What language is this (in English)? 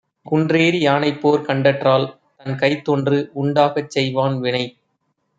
Tamil